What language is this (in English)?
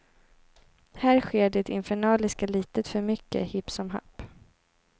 Swedish